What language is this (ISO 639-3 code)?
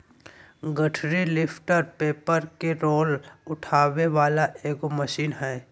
mag